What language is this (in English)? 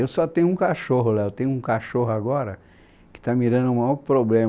Portuguese